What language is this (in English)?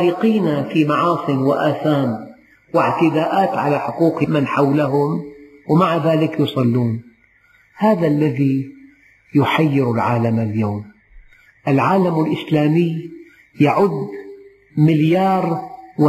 Arabic